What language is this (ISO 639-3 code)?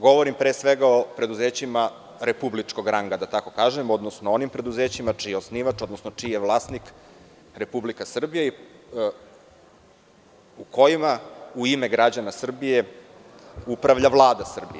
srp